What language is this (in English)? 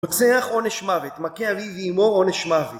Hebrew